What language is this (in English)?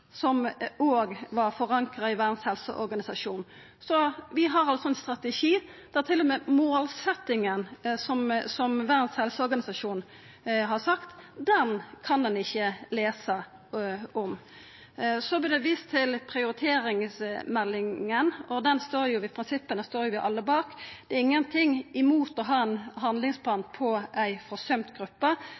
Norwegian Nynorsk